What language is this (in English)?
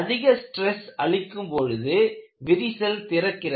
Tamil